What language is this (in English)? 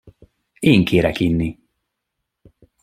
Hungarian